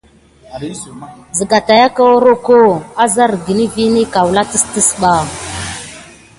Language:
Gidar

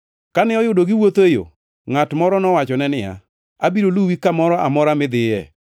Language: Luo (Kenya and Tanzania)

